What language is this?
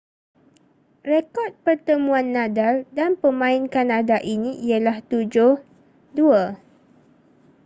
Malay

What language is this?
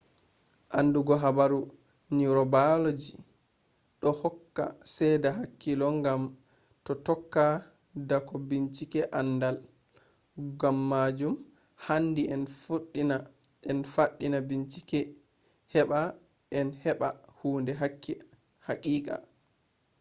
Fula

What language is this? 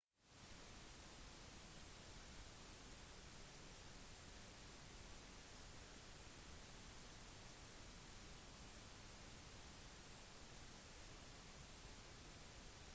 Norwegian Bokmål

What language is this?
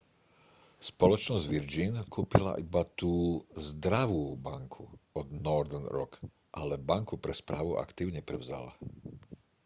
Slovak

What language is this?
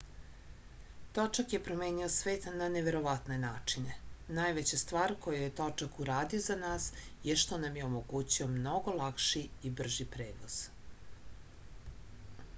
Serbian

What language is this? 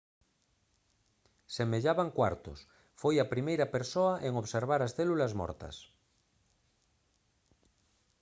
Galician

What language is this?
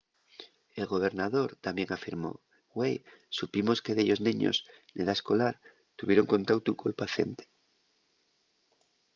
Asturian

